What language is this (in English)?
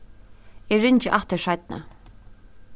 Faroese